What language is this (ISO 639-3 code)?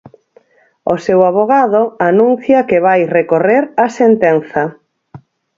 glg